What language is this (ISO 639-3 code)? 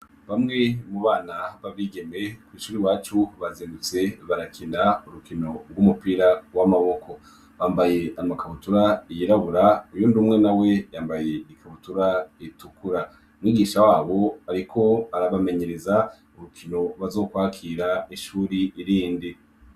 run